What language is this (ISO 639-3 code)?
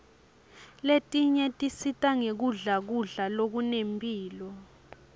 ssw